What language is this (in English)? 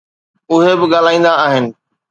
Sindhi